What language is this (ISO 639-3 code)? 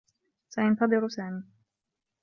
ara